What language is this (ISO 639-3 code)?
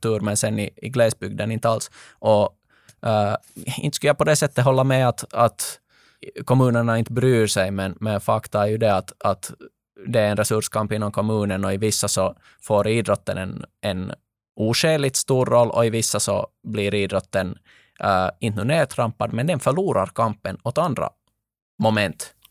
swe